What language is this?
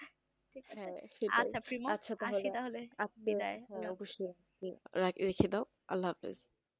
Bangla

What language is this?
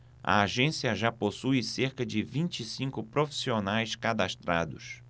Portuguese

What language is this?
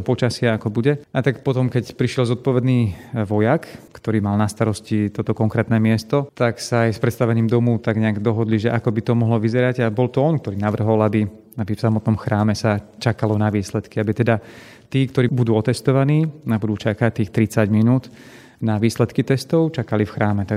Slovak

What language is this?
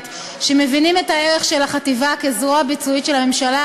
Hebrew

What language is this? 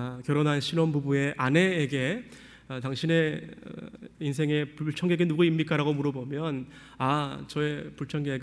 Korean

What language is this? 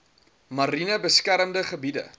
Afrikaans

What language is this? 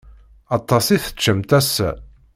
Kabyle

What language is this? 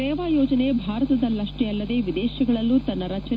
Kannada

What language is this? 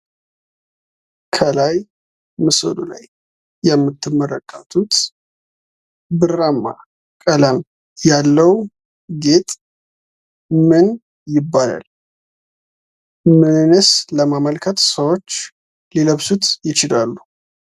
Amharic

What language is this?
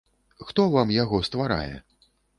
Belarusian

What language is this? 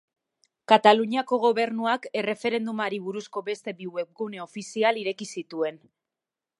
Basque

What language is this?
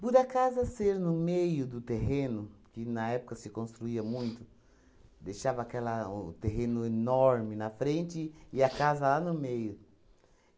Portuguese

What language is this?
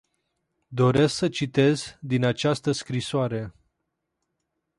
Romanian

